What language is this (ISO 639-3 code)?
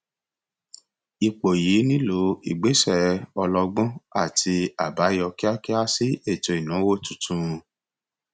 yor